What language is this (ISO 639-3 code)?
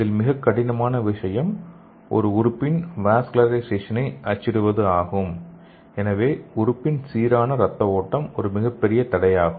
tam